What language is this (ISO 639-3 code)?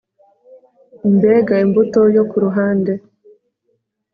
kin